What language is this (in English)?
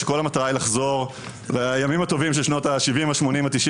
Hebrew